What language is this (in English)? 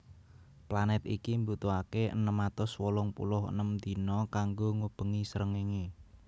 Javanese